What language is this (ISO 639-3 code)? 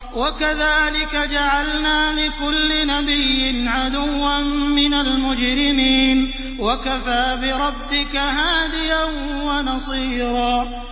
ara